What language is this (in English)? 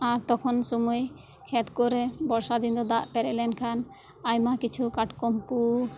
Santali